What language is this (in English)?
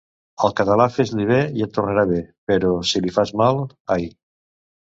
Catalan